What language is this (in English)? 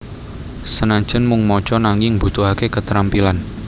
Javanese